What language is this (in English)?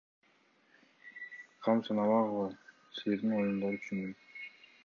Kyrgyz